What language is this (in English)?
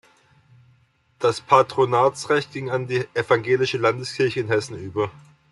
German